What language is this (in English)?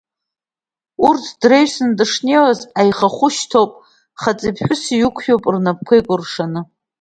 Abkhazian